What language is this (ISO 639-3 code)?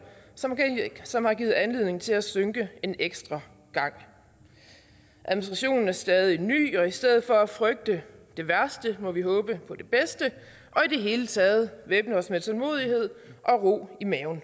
dan